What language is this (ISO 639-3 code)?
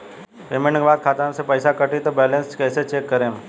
bho